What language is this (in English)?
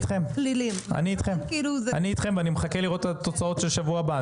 Hebrew